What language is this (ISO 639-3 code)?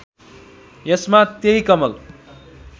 nep